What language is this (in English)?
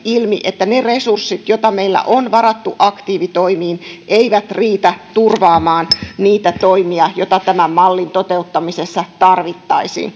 Finnish